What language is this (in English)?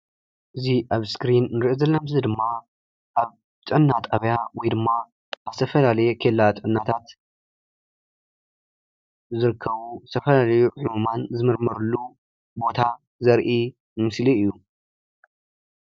Tigrinya